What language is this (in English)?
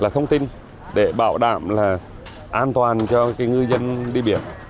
Vietnamese